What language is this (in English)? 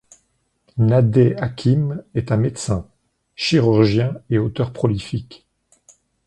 French